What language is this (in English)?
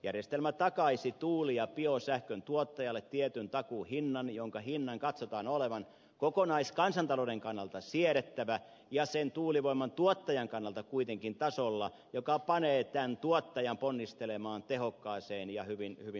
Finnish